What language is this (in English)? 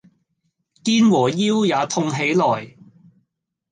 Cantonese